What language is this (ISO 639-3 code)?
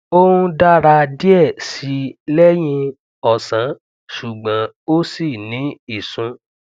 yor